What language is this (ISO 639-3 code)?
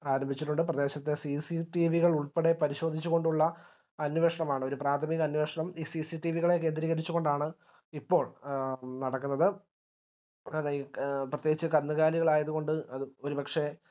mal